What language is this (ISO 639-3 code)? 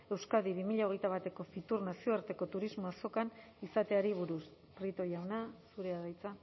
eus